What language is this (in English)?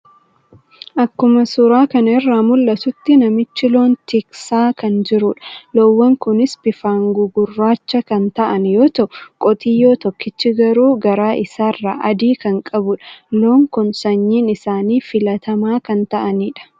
Oromo